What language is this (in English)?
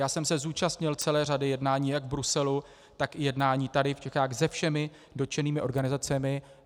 Czech